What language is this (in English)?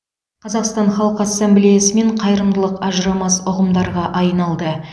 Kazakh